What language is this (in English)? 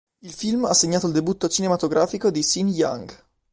Italian